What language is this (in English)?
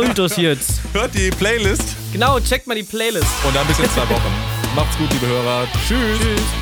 German